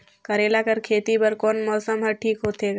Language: Chhattisgarhi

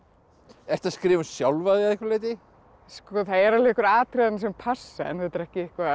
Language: Icelandic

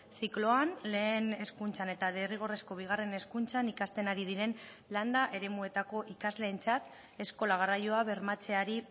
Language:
Basque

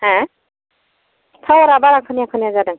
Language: Bodo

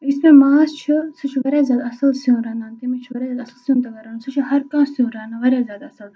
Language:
Kashmiri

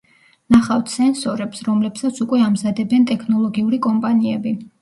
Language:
Georgian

